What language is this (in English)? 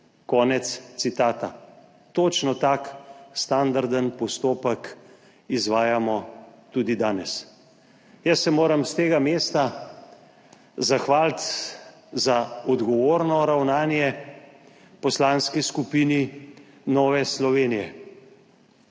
Slovenian